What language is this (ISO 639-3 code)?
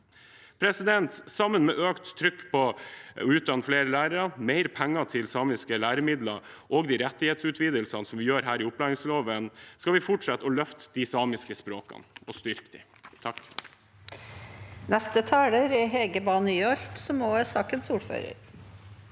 nor